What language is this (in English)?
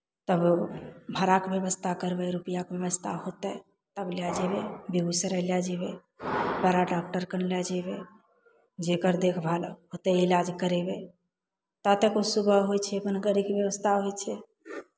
Maithili